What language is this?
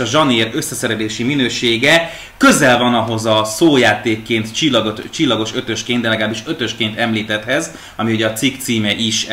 Hungarian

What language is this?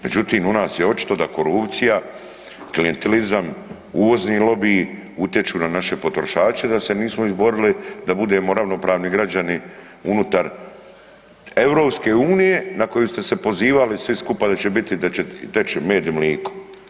Croatian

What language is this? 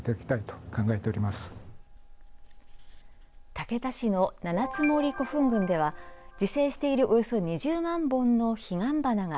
Japanese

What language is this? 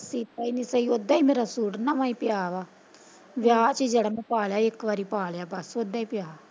Punjabi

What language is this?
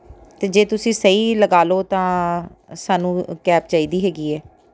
Punjabi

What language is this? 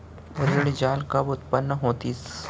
Chhattisgarhi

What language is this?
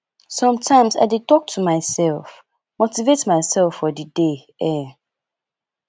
Nigerian Pidgin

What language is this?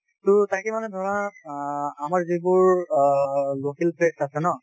Assamese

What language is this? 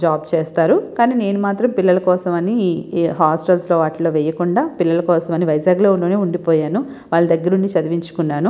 Telugu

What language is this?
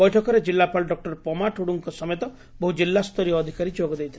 Odia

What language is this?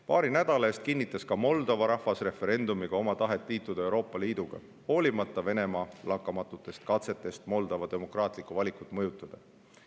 Estonian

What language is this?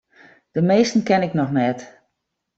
Western Frisian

